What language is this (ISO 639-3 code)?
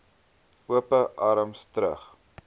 afr